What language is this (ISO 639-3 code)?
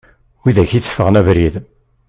kab